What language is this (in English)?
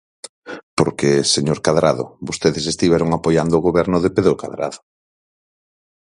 Galician